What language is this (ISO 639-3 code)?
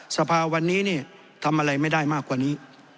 tha